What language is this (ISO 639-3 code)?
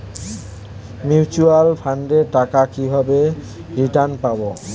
ben